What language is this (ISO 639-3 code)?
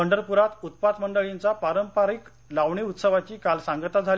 mar